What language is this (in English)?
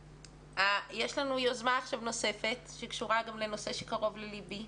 Hebrew